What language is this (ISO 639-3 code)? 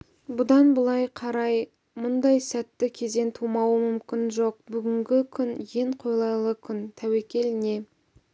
kaz